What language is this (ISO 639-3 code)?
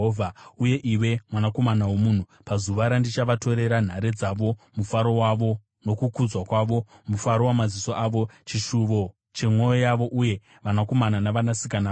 sna